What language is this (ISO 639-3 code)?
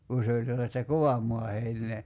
fin